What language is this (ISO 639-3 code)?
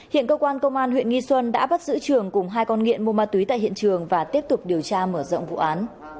vie